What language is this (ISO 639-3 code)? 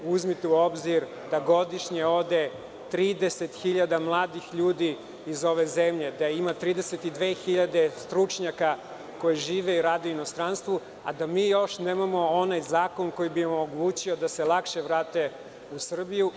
srp